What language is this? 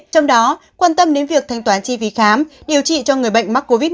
Vietnamese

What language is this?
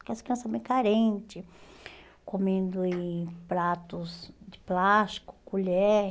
Portuguese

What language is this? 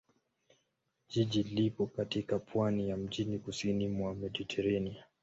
Swahili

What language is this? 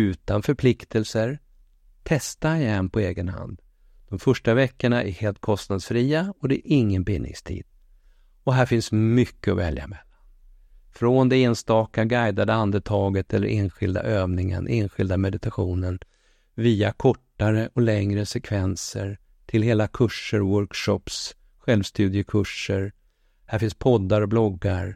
Swedish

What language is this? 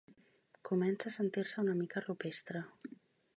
Catalan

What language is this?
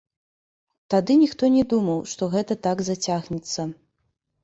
Belarusian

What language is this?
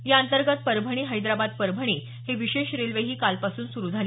Marathi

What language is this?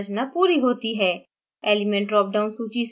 Hindi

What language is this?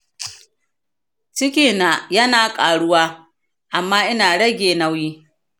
Hausa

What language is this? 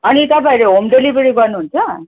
Nepali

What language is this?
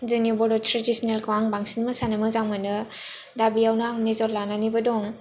Bodo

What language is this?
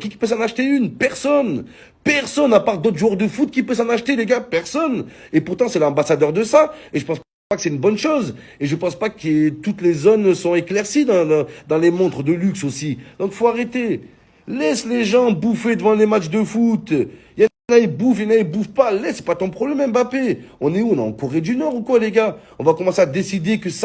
French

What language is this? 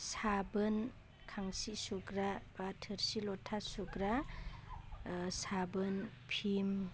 Bodo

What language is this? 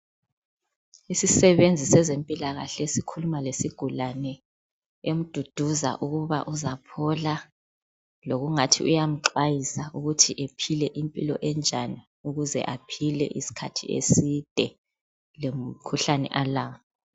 North Ndebele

